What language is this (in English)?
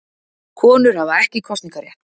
Icelandic